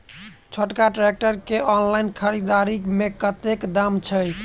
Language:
Maithili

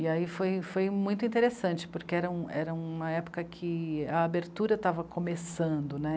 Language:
Portuguese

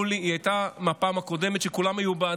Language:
Hebrew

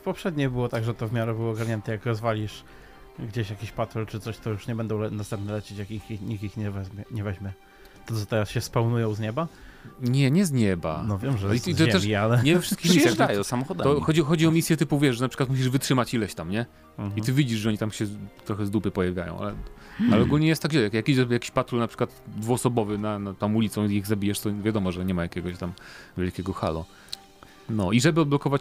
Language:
Polish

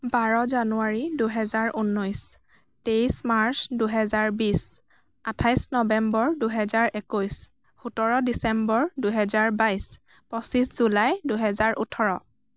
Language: Assamese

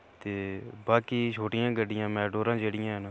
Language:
Dogri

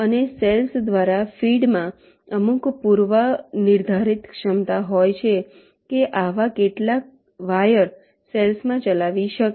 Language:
Gujarati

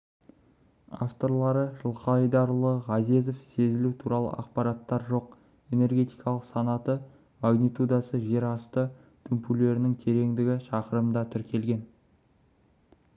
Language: Kazakh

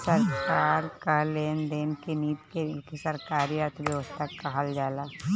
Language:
Bhojpuri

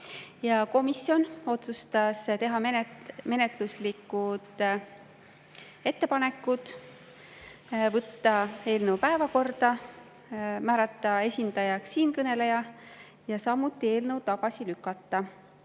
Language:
Estonian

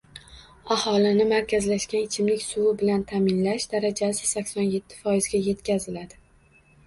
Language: Uzbek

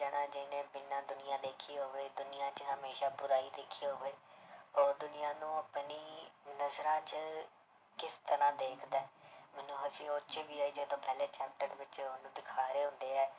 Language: Punjabi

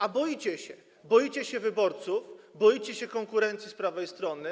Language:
Polish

